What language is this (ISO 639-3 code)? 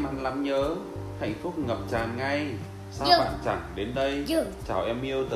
vie